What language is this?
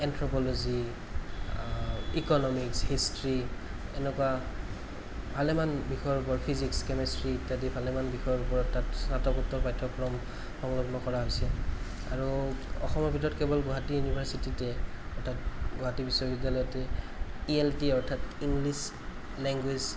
Assamese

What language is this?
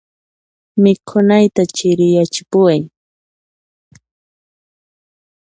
Puno Quechua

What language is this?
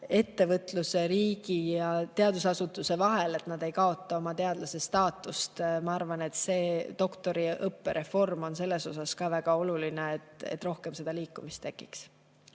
Estonian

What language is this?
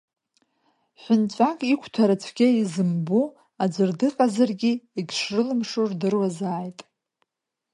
Abkhazian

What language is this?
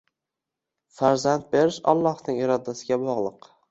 Uzbek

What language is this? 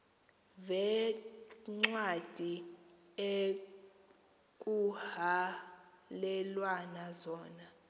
Xhosa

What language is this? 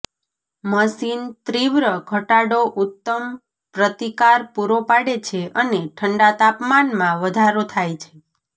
Gujarati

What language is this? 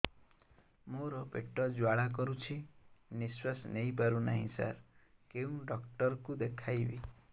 Odia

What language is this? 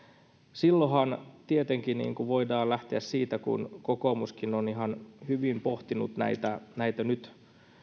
Finnish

